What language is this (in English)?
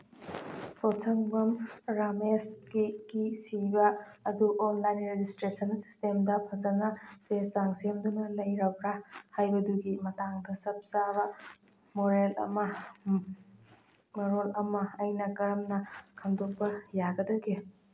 Manipuri